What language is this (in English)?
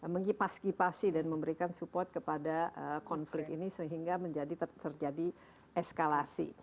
Indonesian